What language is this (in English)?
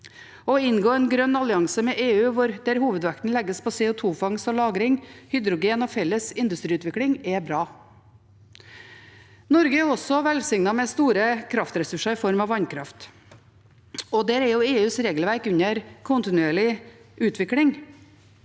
Norwegian